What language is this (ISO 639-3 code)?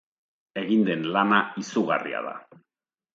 eus